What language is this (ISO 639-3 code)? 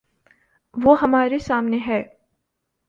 urd